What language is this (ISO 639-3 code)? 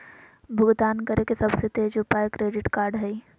mag